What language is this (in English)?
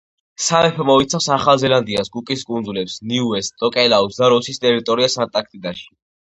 Georgian